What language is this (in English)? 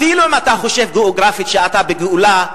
Hebrew